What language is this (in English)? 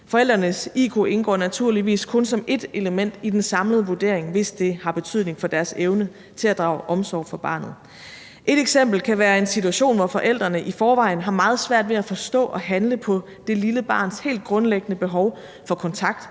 Danish